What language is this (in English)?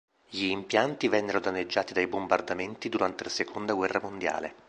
Italian